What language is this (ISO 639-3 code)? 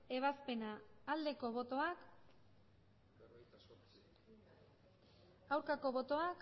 eus